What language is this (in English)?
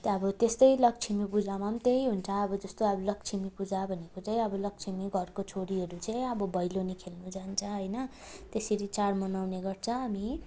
Nepali